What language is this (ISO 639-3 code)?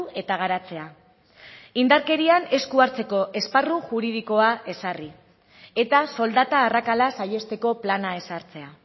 eus